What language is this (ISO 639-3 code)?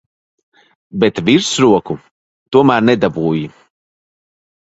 lav